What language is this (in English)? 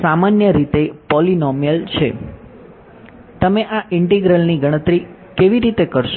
Gujarati